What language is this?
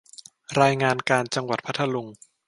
Thai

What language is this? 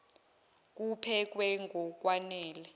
Zulu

